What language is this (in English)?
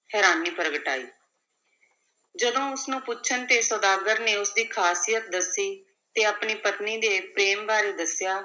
Punjabi